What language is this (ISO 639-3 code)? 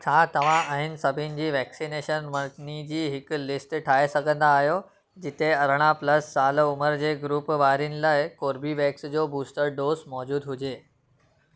snd